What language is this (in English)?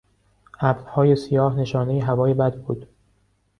Persian